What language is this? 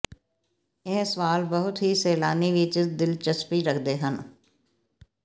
Punjabi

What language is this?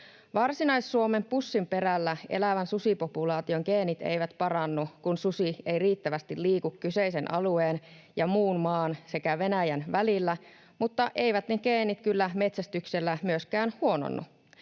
Finnish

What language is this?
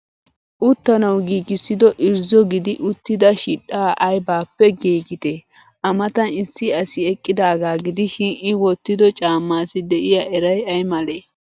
Wolaytta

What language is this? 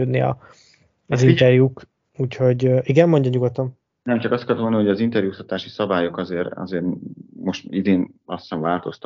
Hungarian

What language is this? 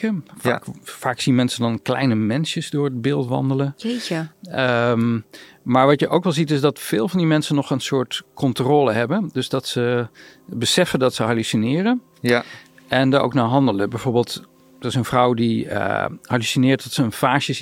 Dutch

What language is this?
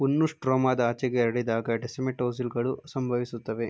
Kannada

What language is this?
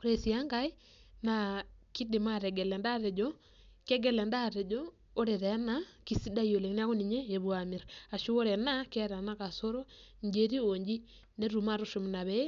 Masai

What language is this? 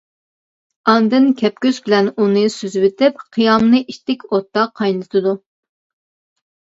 Uyghur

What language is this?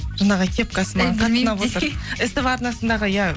Kazakh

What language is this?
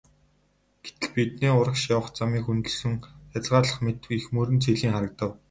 Mongolian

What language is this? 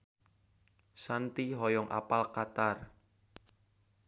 Sundanese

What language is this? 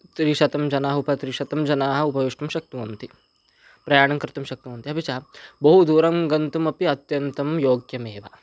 Sanskrit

